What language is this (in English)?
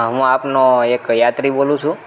Gujarati